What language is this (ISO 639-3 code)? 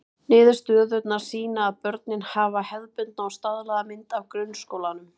isl